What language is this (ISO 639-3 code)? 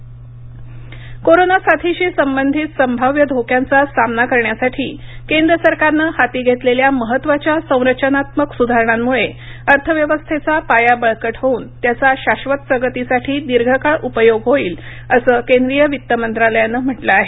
mar